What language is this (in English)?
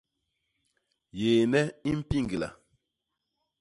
Basaa